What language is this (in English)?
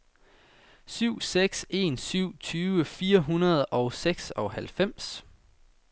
Danish